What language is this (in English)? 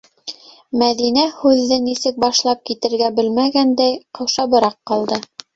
Bashkir